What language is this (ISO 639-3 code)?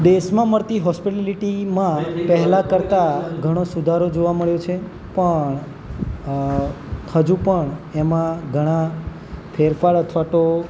guj